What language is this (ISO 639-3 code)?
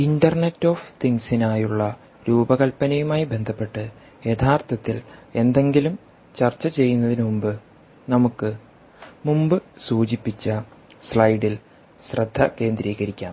mal